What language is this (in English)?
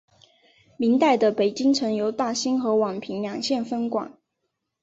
Chinese